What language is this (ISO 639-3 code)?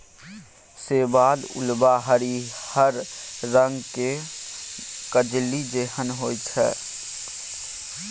mai